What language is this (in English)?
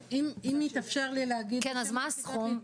Hebrew